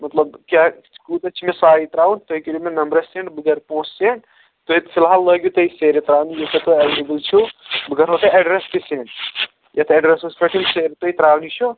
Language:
Kashmiri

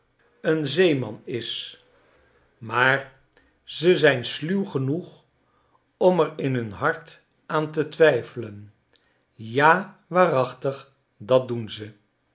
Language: Dutch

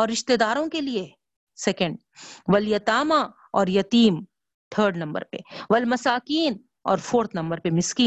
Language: Urdu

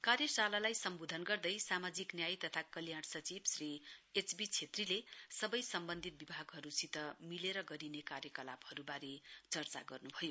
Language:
Nepali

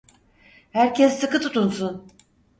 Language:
Turkish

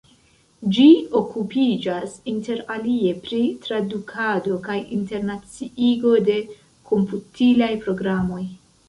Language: Esperanto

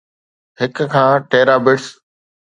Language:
Sindhi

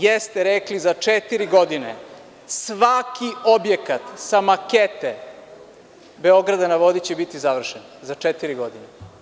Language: Serbian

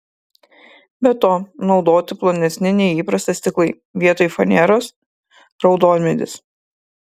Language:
Lithuanian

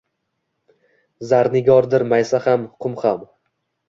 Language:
Uzbek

